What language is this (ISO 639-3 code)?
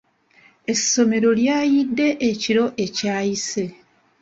lug